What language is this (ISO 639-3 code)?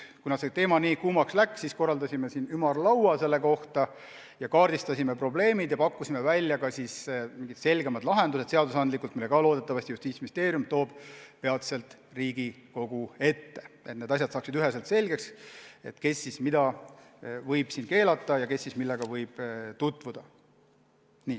est